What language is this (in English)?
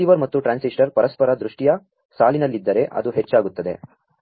Kannada